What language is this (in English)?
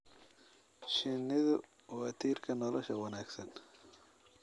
Somali